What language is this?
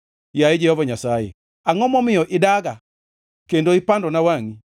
Luo (Kenya and Tanzania)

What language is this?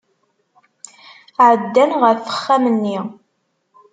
Kabyle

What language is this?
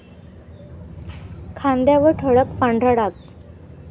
Marathi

